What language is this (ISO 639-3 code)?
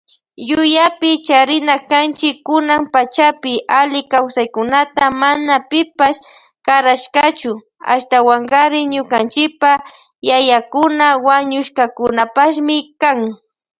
qvj